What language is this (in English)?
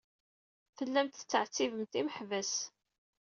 Kabyle